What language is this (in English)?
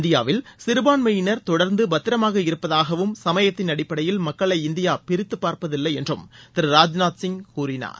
Tamil